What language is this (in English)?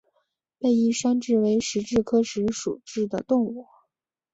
Chinese